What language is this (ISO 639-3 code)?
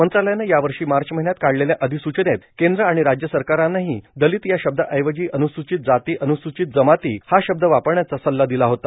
mar